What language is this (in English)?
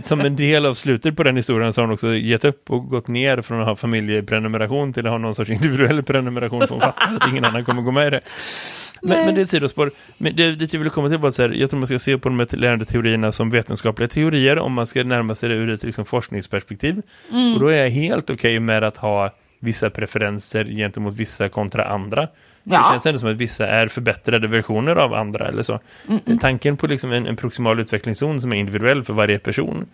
Swedish